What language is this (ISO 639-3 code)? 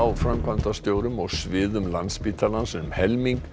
isl